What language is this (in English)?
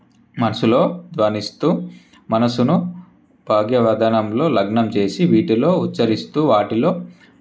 Telugu